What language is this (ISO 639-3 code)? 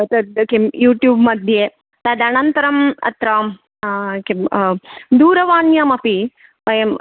san